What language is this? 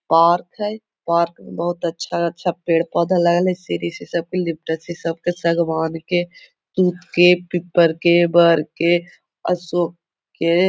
Magahi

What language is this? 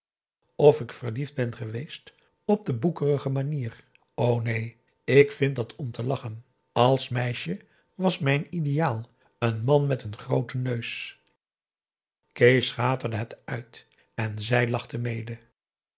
Dutch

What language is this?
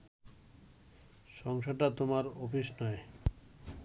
Bangla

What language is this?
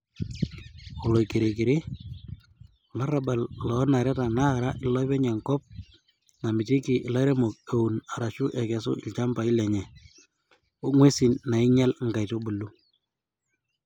Masai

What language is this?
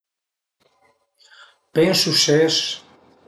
Piedmontese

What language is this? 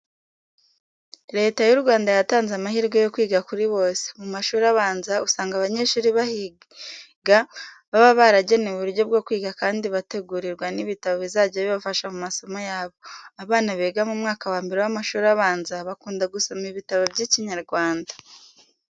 Kinyarwanda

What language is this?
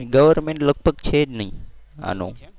Gujarati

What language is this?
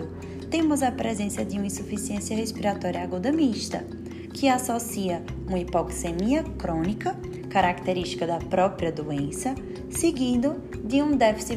Portuguese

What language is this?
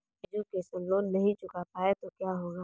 Hindi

